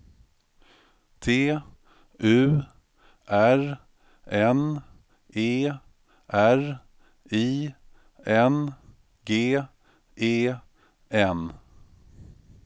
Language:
Swedish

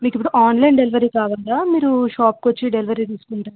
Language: Telugu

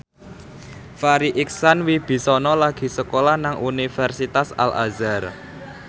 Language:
Javanese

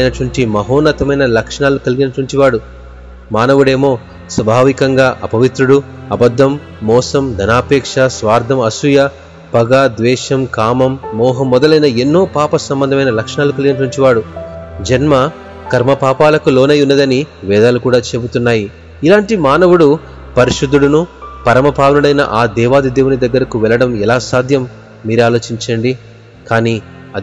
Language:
Telugu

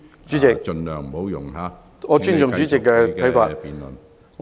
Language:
Cantonese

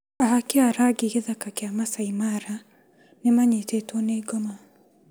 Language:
Kikuyu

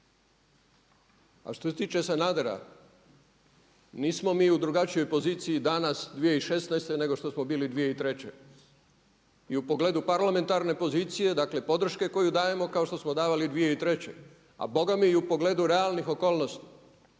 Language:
Croatian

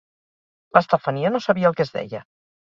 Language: Catalan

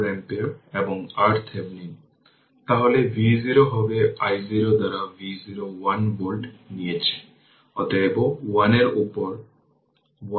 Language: Bangla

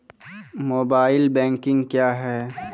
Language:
Maithili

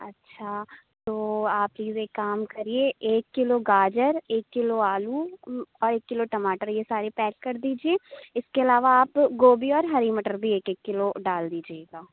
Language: Urdu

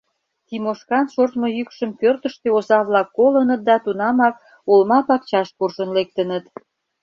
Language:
Mari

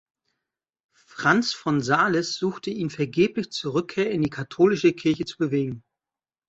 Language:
German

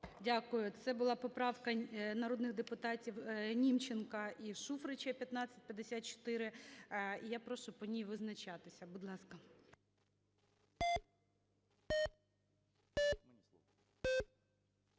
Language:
Ukrainian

